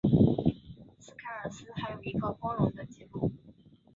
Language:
Chinese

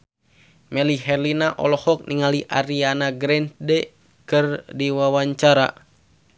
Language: Sundanese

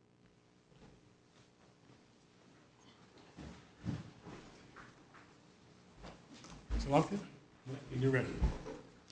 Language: English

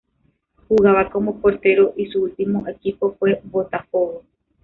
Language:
Spanish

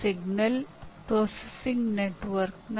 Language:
Kannada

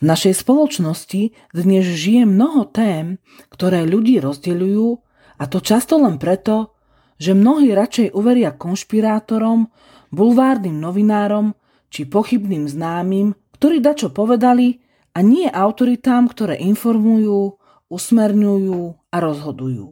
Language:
Slovak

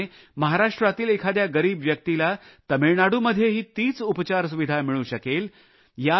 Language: Marathi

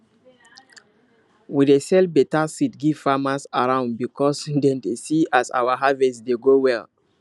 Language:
Nigerian Pidgin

